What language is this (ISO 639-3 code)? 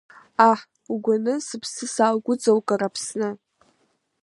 abk